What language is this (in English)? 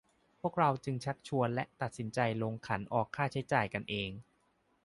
Thai